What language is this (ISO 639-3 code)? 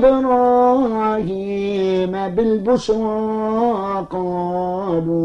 ara